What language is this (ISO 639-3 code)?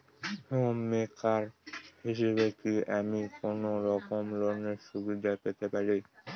ben